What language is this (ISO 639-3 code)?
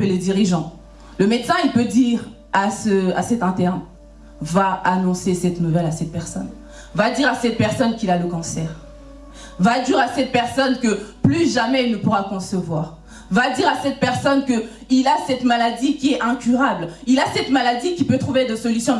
fra